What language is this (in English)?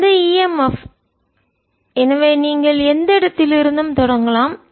Tamil